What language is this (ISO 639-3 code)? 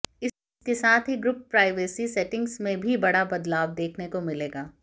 hin